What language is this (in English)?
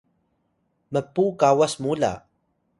Atayal